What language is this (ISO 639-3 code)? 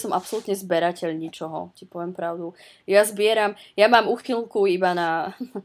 ces